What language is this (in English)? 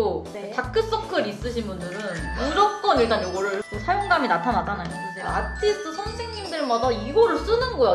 Korean